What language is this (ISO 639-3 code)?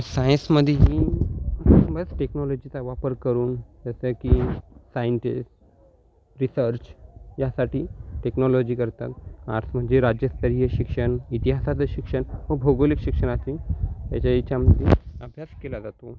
mar